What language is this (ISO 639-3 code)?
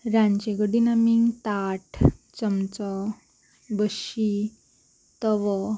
kok